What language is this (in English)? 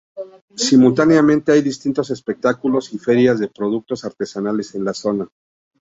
Spanish